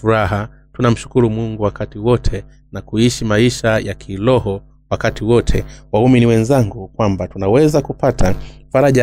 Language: Swahili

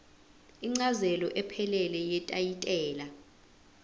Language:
Zulu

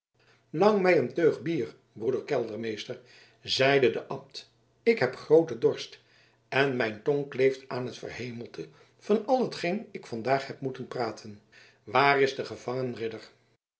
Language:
Dutch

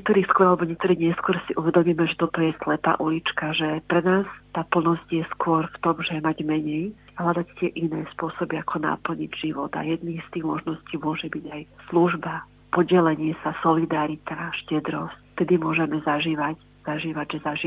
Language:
Slovak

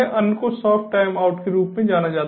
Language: Hindi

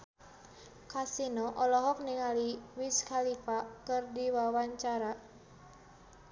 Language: Sundanese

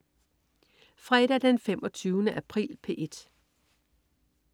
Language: Danish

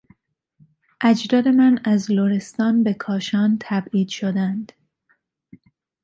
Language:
Persian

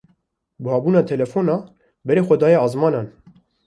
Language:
Kurdish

